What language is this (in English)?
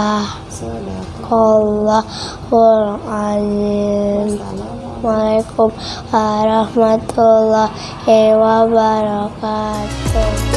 Indonesian